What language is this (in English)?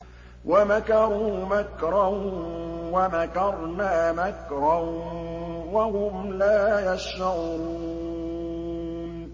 Arabic